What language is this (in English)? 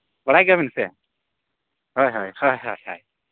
Santali